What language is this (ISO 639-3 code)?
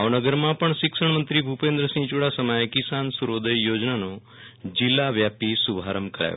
guj